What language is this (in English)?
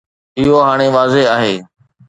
Sindhi